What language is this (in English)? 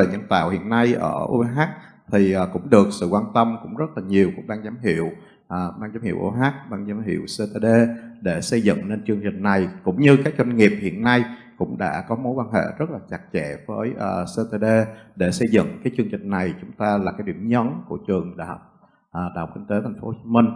Vietnamese